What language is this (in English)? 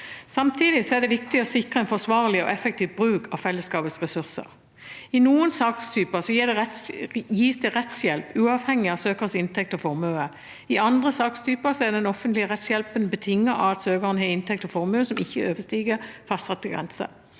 Norwegian